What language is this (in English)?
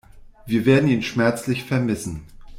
German